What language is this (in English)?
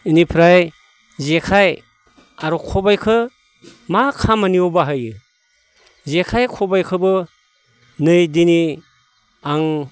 Bodo